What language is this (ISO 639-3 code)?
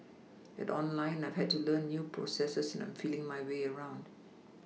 eng